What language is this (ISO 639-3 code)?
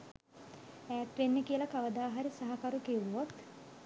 sin